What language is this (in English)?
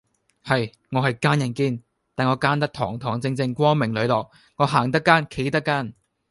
Cantonese